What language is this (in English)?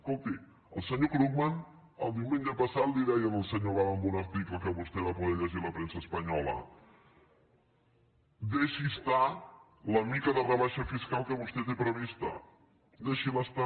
Catalan